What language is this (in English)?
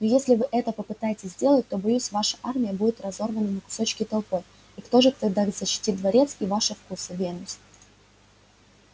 Russian